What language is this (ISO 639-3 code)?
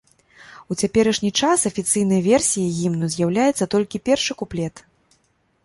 bel